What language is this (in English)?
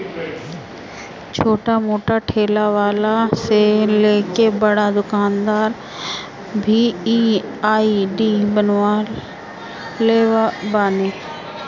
Bhojpuri